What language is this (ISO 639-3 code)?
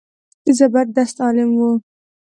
pus